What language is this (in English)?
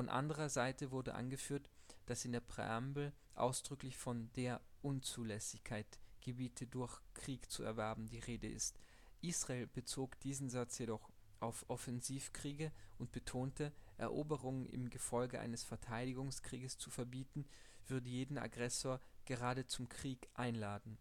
German